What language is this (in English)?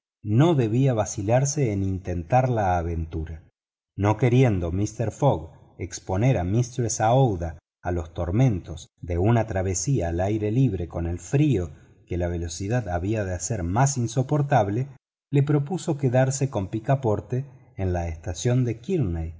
Spanish